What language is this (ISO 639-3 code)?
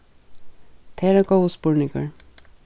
fao